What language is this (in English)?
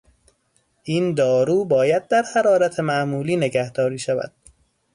Persian